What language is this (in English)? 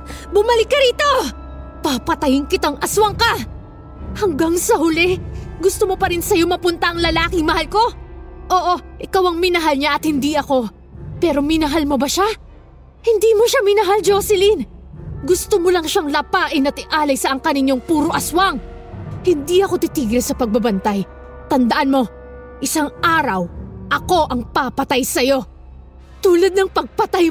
Filipino